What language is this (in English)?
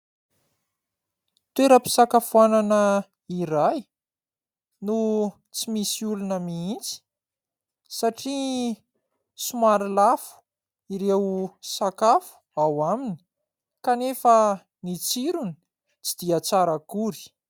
Malagasy